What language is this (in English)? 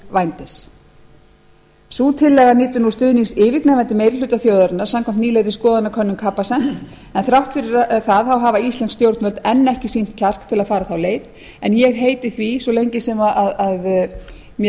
Icelandic